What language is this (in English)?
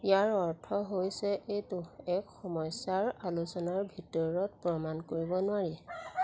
Assamese